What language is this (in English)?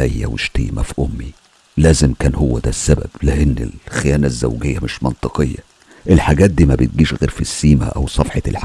Arabic